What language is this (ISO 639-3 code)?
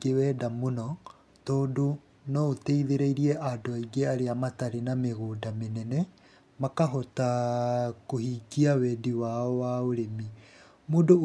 kik